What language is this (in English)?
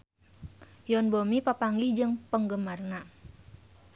Sundanese